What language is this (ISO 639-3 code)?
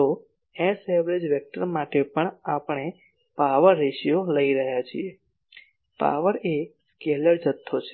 guj